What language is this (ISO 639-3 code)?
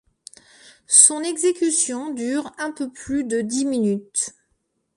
fra